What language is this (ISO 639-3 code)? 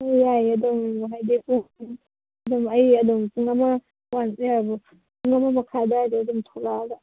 mni